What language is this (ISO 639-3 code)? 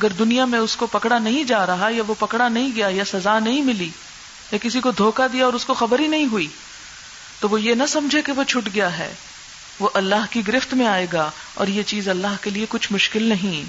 urd